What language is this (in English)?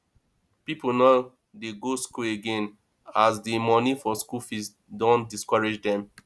Nigerian Pidgin